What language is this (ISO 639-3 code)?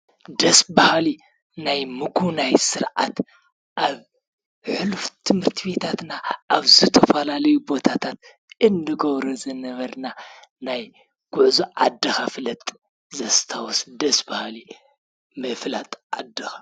tir